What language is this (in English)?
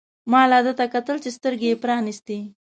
Pashto